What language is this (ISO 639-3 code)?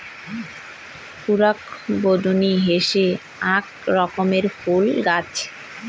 ben